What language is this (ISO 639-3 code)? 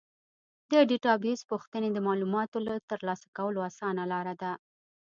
pus